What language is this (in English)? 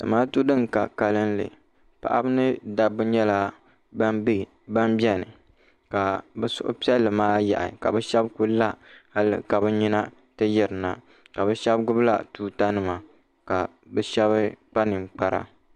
Dagbani